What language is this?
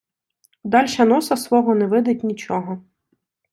Ukrainian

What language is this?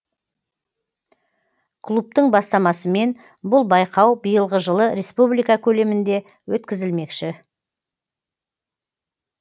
Kazakh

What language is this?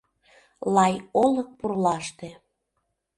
Mari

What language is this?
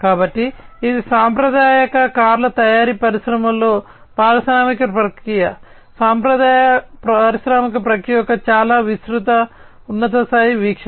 Telugu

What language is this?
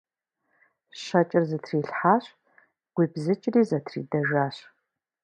Kabardian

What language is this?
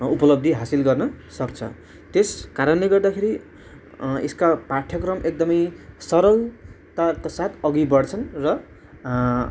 Nepali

